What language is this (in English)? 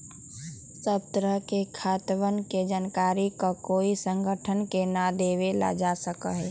Magahi